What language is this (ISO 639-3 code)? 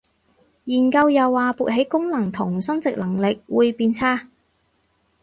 yue